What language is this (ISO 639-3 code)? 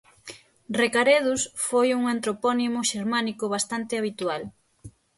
glg